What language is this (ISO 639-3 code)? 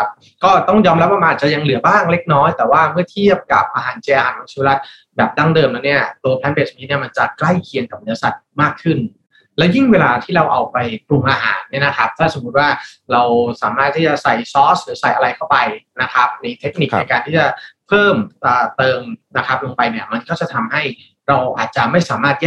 tha